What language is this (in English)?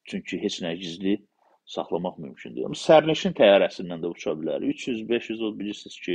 Turkish